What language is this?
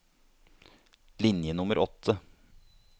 Norwegian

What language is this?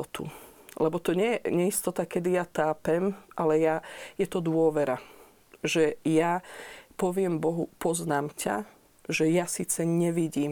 Slovak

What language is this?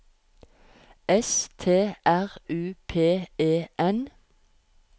Norwegian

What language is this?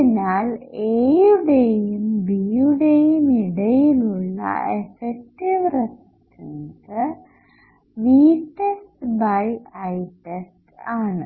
Malayalam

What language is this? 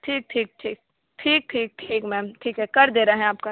Hindi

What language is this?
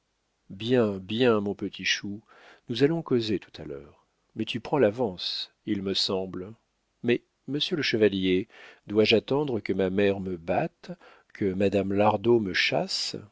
French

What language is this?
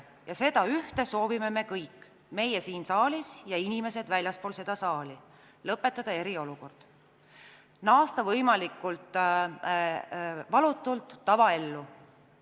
Estonian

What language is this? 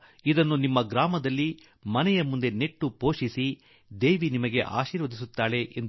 Kannada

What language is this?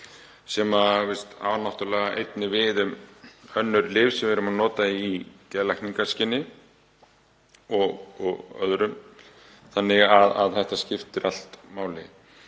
Icelandic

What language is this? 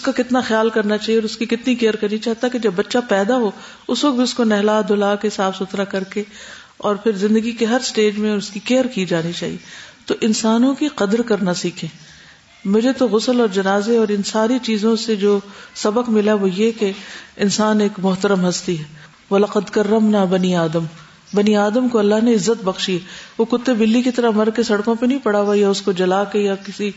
Urdu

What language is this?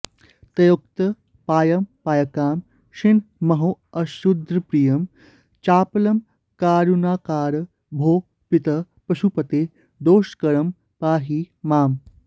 Sanskrit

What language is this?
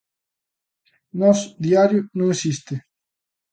Galician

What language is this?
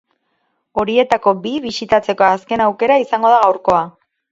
Basque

